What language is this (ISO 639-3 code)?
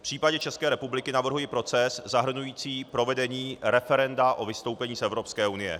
ces